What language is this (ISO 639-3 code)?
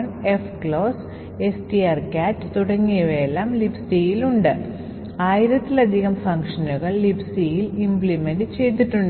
mal